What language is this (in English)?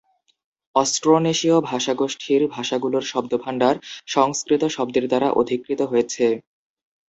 Bangla